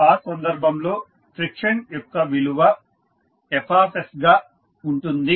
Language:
Telugu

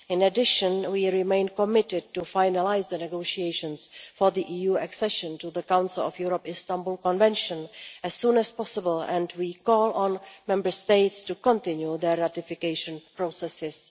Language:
English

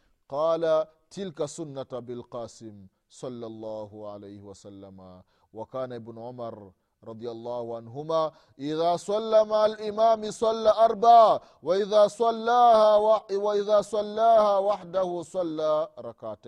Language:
Swahili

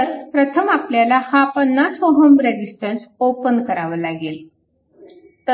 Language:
Marathi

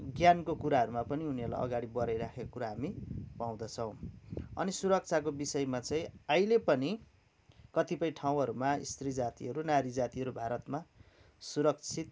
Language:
Nepali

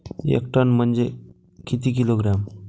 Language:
Marathi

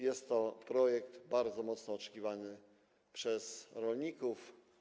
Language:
Polish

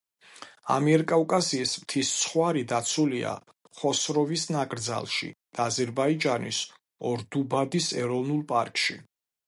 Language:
Georgian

